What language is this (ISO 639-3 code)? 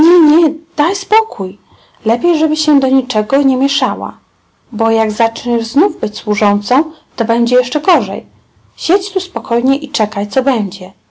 pol